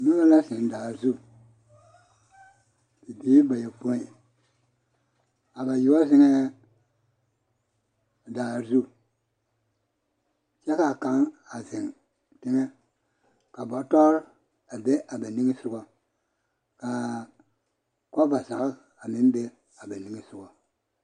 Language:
Southern Dagaare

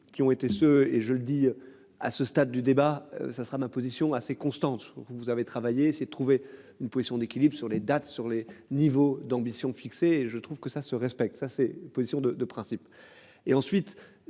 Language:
French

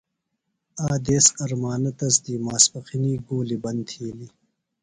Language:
Phalura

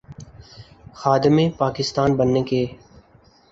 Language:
Urdu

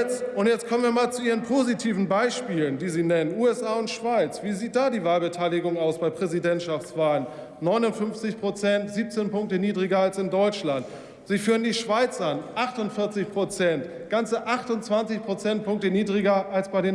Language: German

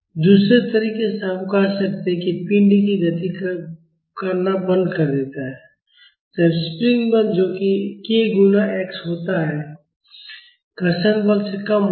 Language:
Hindi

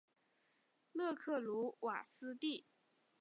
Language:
Chinese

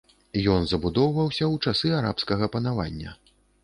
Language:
Belarusian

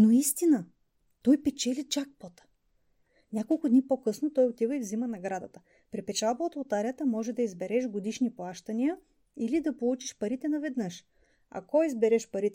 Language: Bulgarian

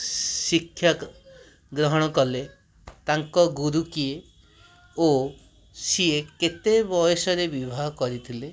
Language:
Odia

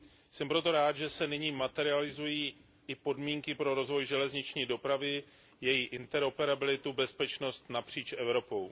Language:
Czech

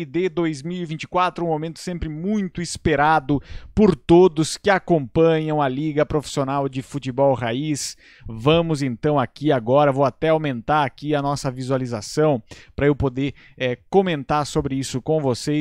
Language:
Portuguese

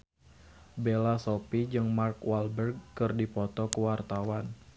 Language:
Sundanese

